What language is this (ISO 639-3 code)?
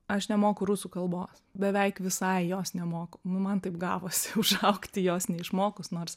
lit